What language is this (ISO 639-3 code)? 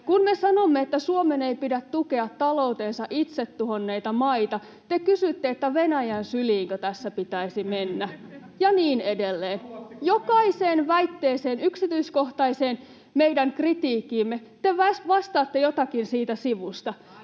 fin